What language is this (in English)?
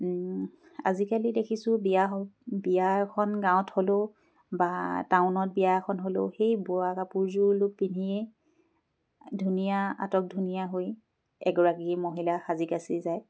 Assamese